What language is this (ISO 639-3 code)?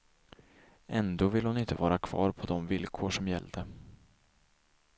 swe